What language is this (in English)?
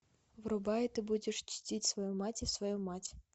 Russian